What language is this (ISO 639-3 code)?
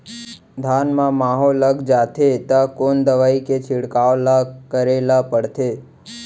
hne